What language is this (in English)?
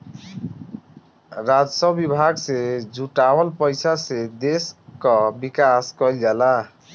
Bhojpuri